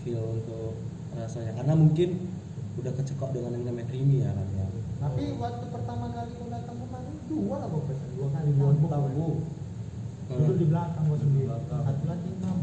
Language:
Indonesian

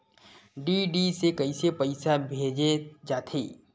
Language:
Chhattisgarhi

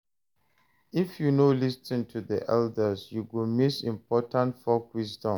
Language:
Nigerian Pidgin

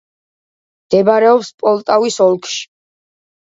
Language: Georgian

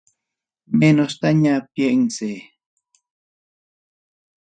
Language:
Ayacucho Quechua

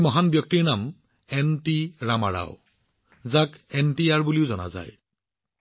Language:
Assamese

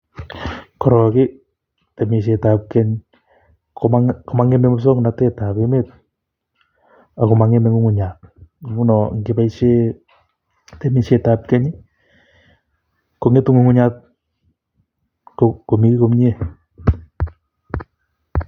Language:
Kalenjin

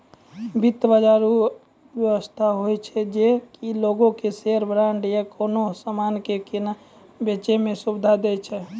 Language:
Maithili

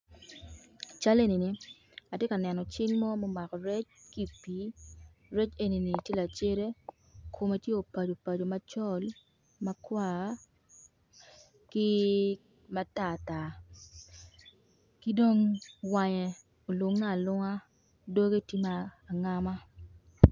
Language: Acoli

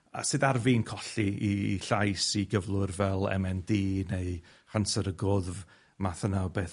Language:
Welsh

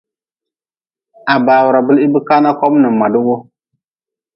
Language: Nawdm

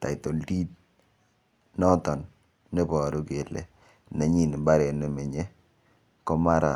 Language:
Kalenjin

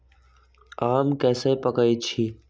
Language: Magahi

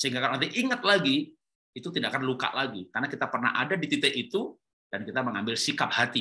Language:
Indonesian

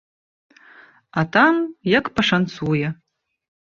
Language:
Belarusian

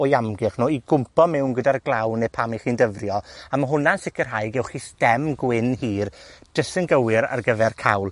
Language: Welsh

